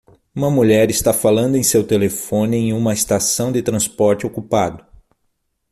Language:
Portuguese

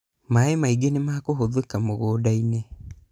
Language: Kikuyu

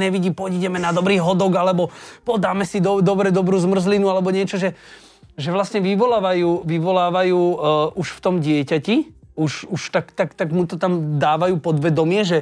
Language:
Slovak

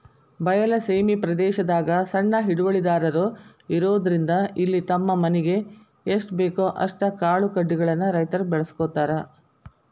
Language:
Kannada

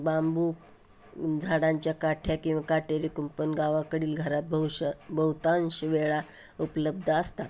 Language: Marathi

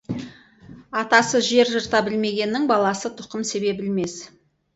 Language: Kazakh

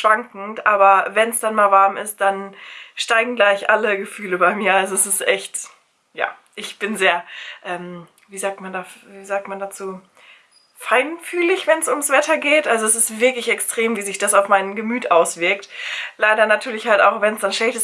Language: German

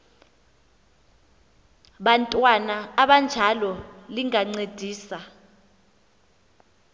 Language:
Xhosa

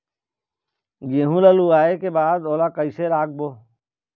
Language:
Chhattisgarhi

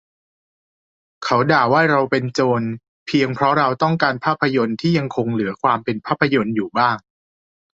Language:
Thai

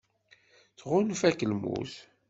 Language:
Kabyle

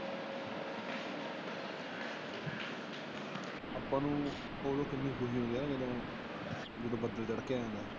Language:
Punjabi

